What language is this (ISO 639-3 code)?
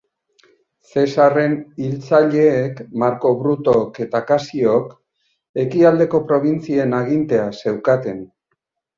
eus